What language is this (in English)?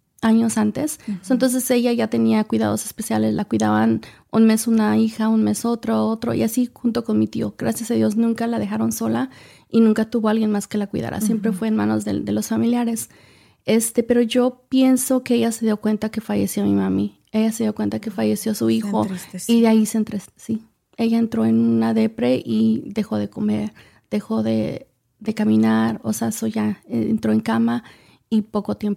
Spanish